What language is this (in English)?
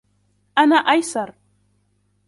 Arabic